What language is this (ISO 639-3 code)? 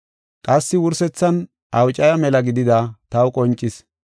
gof